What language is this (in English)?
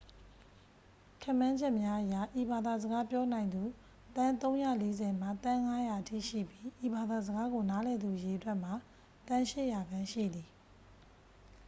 Burmese